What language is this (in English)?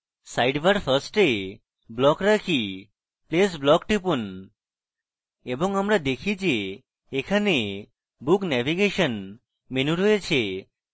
Bangla